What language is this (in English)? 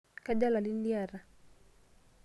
Masai